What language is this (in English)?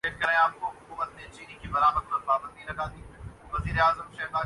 Urdu